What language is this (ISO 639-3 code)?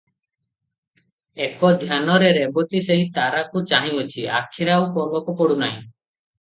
ori